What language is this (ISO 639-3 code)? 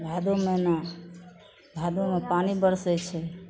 mai